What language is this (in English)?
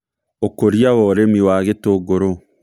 Kikuyu